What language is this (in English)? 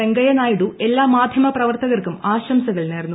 Malayalam